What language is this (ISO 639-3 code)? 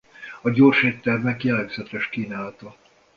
hun